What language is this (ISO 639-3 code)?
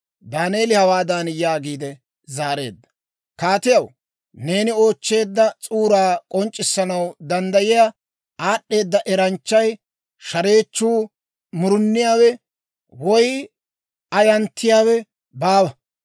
dwr